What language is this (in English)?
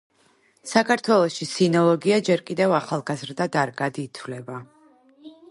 Georgian